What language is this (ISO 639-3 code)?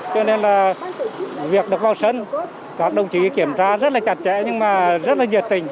vie